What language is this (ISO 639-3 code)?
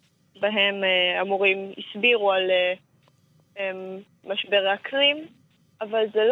heb